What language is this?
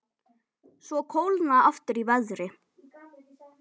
Icelandic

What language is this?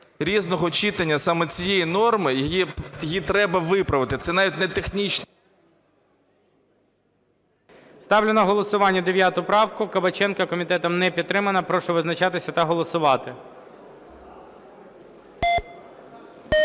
Ukrainian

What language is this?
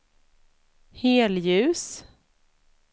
Swedish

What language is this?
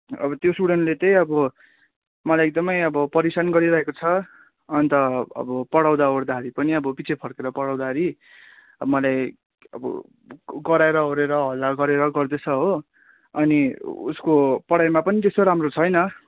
Nepali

